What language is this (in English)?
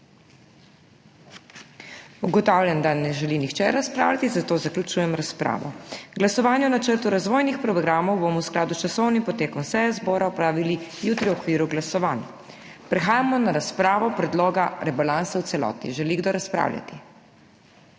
Slovenian